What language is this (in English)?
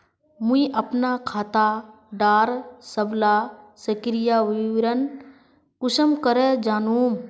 Magahi